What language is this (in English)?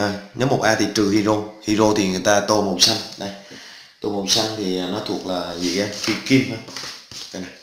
Vietnamese